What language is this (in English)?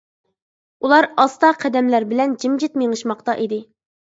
Uyghur